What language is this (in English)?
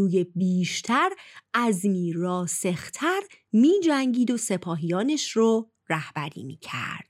Persian